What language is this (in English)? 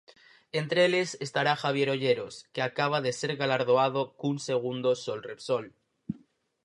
Galician